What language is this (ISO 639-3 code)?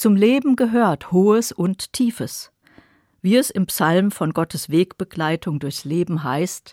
deu